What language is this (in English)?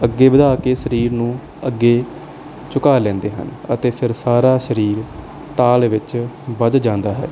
Punjabi